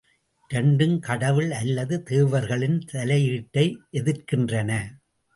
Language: Tamil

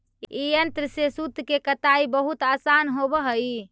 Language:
Magahi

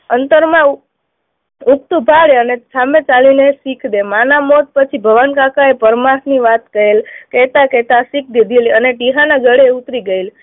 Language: Gujarati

